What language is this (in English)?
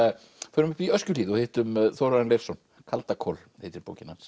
Icelandic